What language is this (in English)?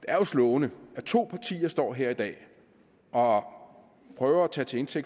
Danish